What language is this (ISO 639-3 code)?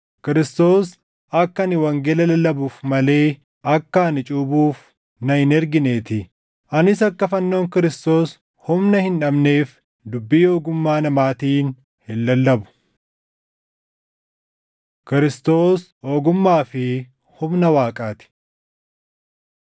orm